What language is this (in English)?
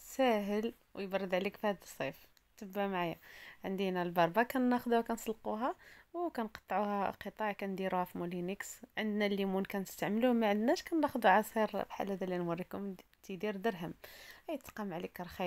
Arabic